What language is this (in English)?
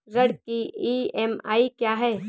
Hindi